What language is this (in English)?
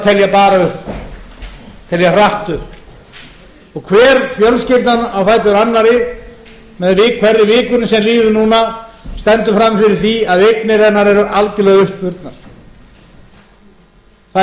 Icelandic